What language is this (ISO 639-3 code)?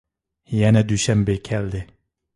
uig